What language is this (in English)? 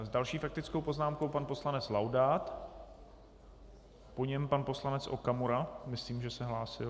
Czech